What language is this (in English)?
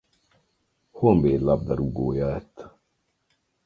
Hungarian